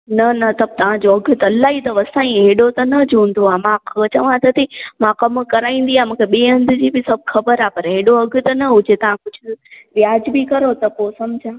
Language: Sindhi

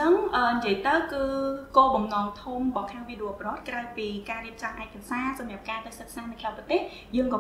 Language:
Vietnamese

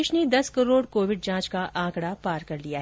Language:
Hindi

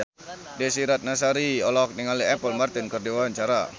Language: Sundanese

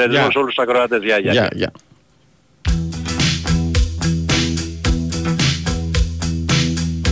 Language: Greek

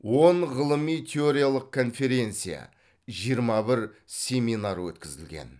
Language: Kazakh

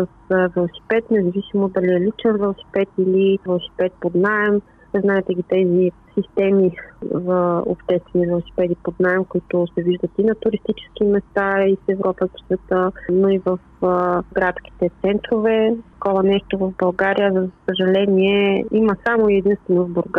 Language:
Bulgarian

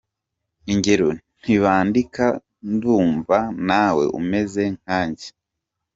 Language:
Kinyarwanda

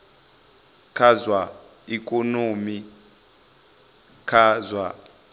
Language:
Venda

